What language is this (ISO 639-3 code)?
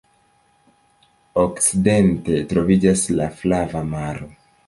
epo